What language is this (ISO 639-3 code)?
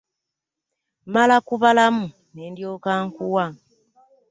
lug